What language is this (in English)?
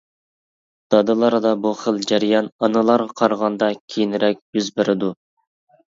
Uyghur